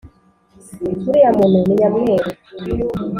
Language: Kinyarwanda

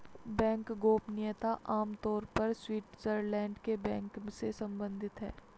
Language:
Hindi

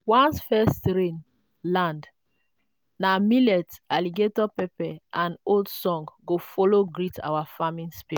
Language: Nigerian Pidgin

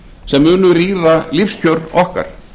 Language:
Icelandic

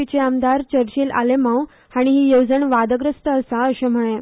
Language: Konkani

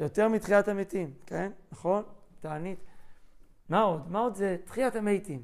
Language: Hebrew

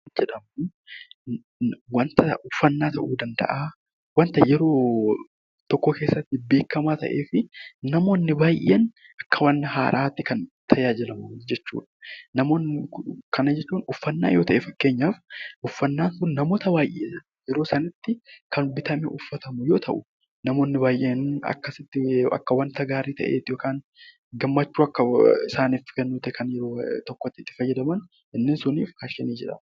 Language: Oromo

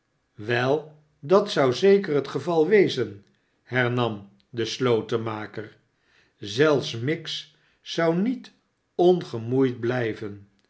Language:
Dutch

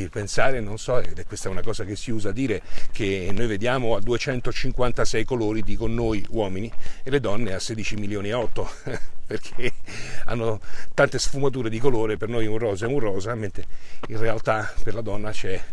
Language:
Italian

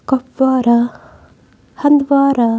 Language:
Kashmiri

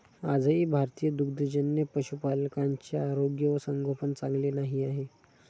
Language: Marathi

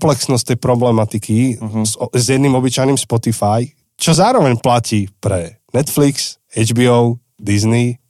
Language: Slovak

